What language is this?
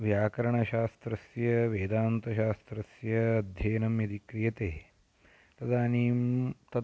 Sanskrit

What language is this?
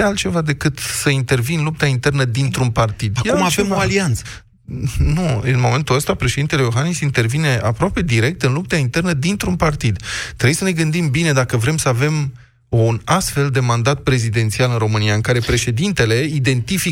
Romanian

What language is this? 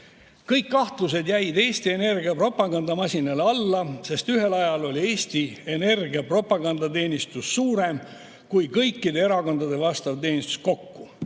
Estonian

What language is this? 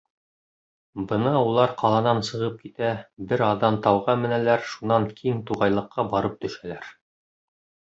Bashkir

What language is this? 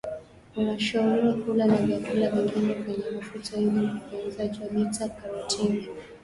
Swahili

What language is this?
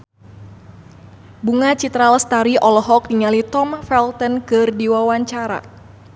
Sundanese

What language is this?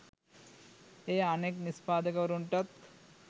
Sinhala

